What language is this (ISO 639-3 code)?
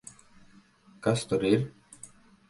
lav